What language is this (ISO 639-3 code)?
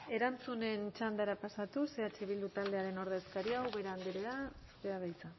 eus